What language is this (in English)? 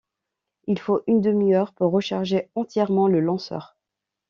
French